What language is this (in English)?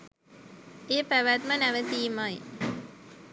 Sinhala